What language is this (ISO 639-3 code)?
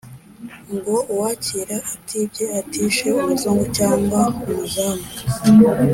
kin